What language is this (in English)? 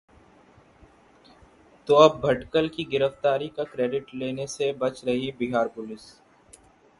Hindi